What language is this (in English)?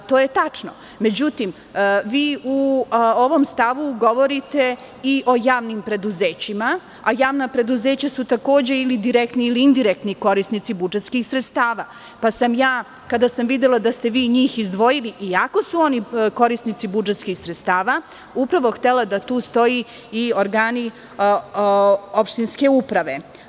Serbian